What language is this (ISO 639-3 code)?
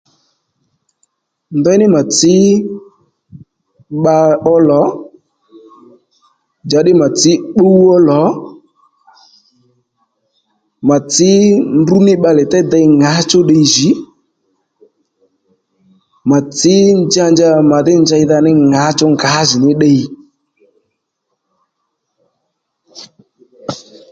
led